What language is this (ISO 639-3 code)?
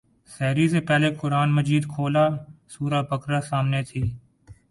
urd